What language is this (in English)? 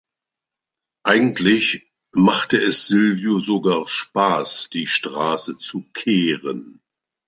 German